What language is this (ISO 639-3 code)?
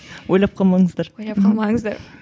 kaz